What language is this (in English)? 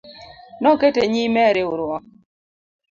Luo (Kenya and Tanzania)